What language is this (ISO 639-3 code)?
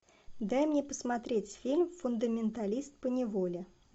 rus